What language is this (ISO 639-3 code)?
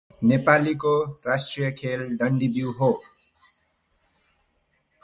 nep